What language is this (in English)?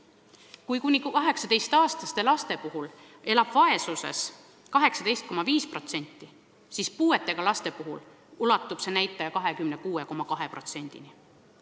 Estonian